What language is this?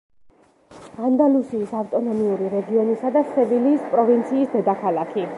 Georgian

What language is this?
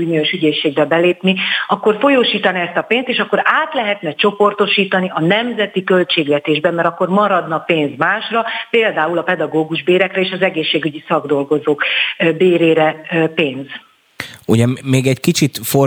Hungarian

